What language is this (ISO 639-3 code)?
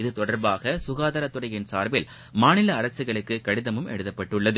tam